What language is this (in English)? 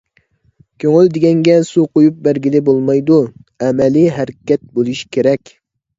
Uyghur